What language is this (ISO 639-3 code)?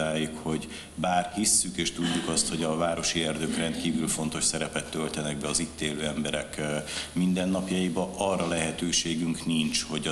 hun